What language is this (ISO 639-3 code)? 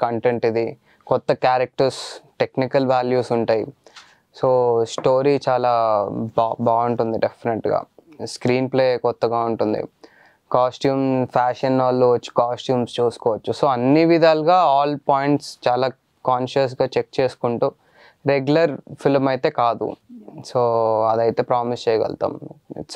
tel